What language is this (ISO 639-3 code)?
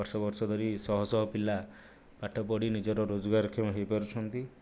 ori